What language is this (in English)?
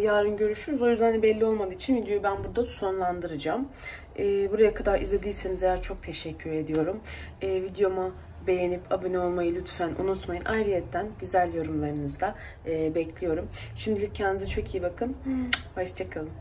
Turkish